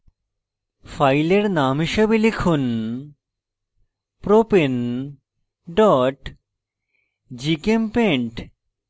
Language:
Bangla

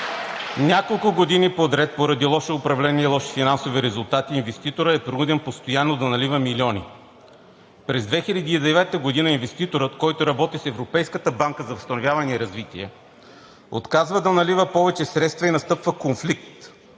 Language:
Bulgarian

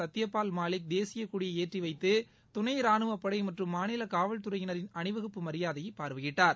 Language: Tamil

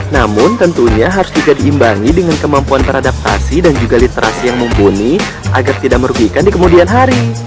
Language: Indonesian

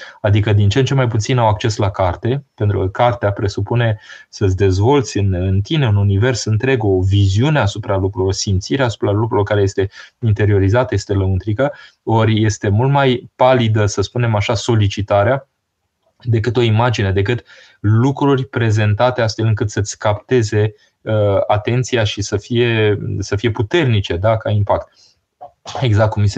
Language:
Romanian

